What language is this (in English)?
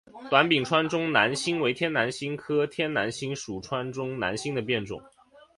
Chinese